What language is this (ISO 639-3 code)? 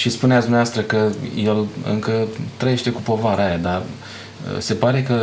ron